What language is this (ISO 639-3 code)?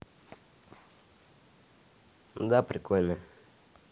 rus